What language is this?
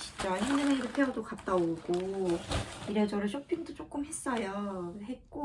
Korean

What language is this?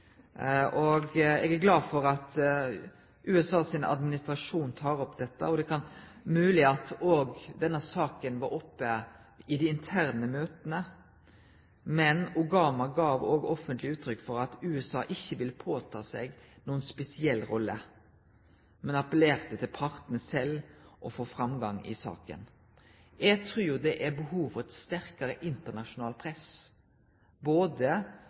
Norwegian Nynorsk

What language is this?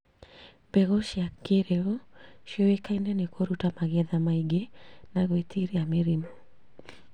Kikuyu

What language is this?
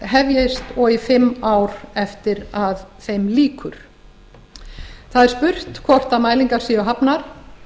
Icelandic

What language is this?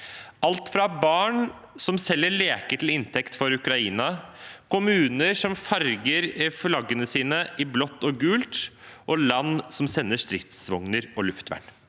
Norwegian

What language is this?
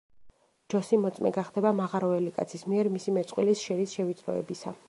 Georgian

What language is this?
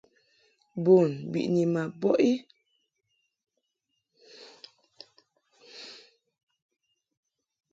Mungaka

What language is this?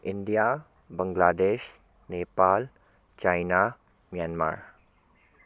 Manipuri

